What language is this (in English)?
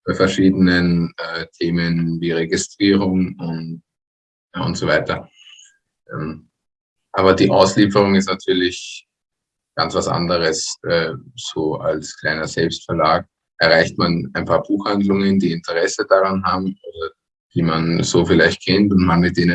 German